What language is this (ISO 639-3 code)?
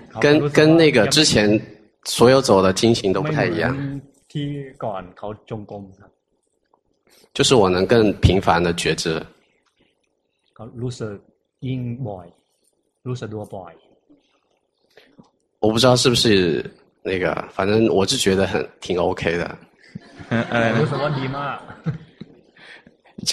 zho